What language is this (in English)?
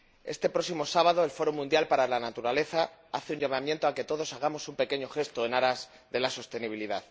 Spanish